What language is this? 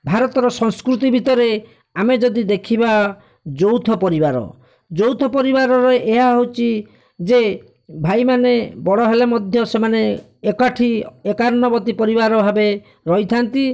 Odia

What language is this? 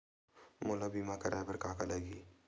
Chhattisgarhi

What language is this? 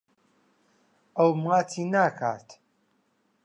Central Kurdish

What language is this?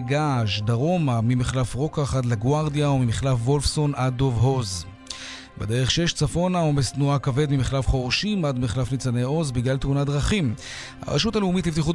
Hebrew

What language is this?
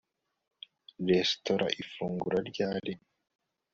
Kinyarwanda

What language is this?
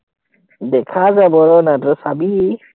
Assamese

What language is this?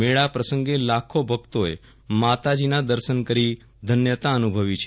Gujarati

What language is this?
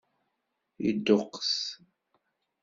Kabyle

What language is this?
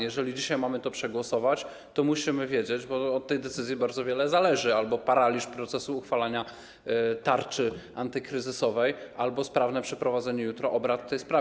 Polish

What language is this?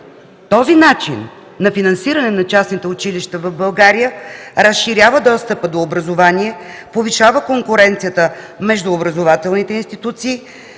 Bulgarian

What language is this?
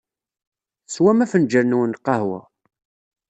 Kabyle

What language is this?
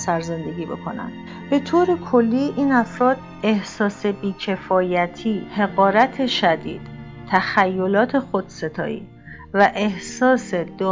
Persian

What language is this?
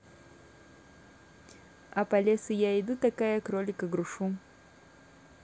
Russian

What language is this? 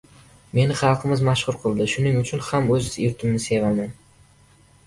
Uzbek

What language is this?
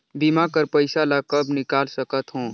Chhattisgarhi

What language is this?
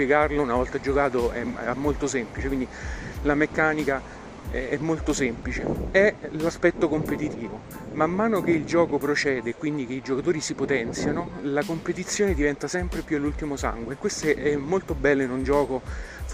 Italian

